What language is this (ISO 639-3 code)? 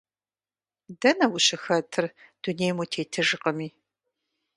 kbd